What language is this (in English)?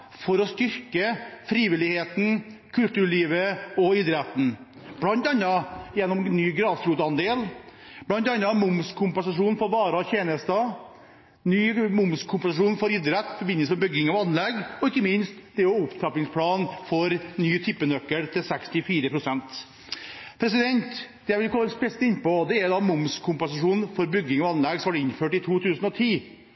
Norwegian Bokmål